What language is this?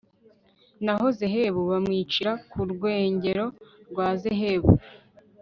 Kinyarwanda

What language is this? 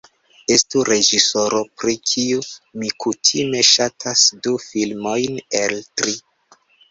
Esperanto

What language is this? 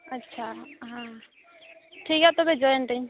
Santali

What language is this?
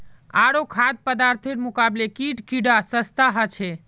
Magahi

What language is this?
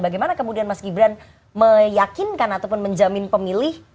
Indonesian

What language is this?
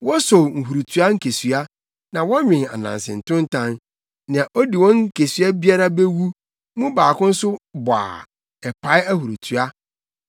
Akan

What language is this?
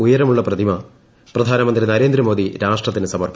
Malayalam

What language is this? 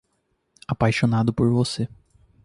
Portuguese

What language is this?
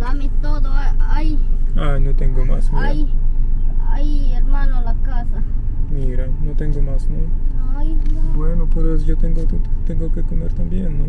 Polish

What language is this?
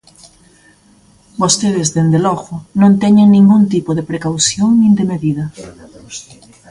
Galician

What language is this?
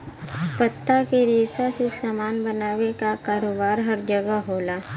Bhojpuri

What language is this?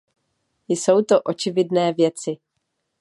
Czech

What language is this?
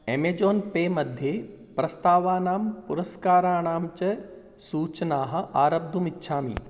Sanskrit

